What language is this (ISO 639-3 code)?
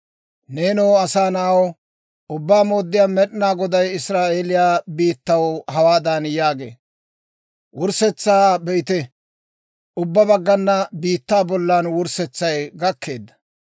dwr